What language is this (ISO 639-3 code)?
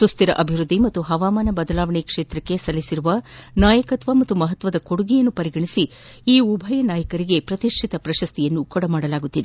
kan